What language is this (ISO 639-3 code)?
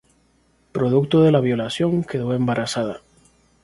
spa